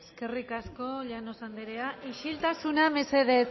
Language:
Basque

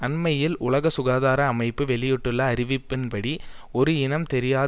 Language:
Tamil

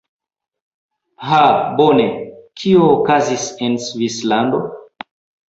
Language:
Esperanto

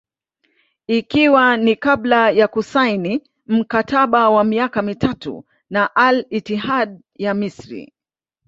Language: Swahili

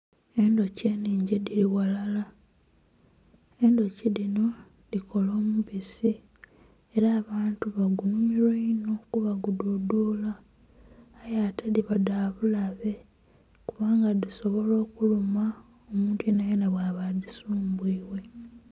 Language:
Soga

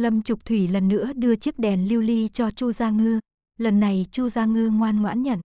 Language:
Vietnamese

